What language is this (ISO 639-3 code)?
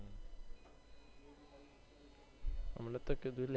guj